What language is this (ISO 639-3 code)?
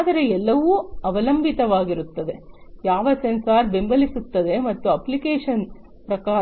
kan